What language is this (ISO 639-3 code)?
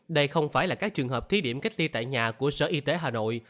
vie